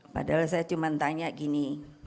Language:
Indonesian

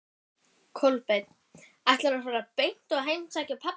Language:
Icelandic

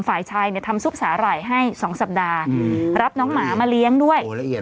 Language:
Thai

